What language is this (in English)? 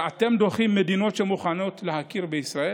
Hebrew